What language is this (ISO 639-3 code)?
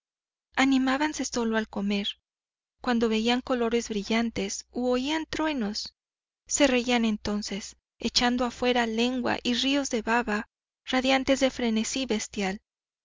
spa